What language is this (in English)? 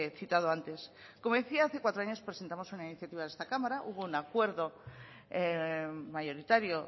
Spanish